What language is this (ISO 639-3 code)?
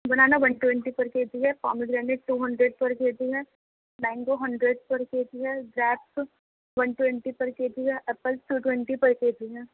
urd